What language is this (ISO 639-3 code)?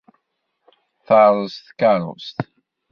kab